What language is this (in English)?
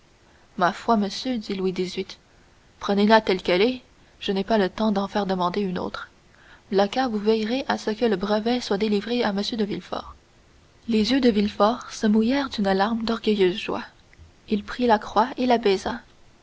French